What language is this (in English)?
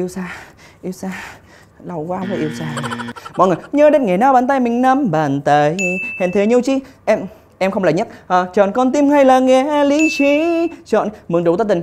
Vietnamese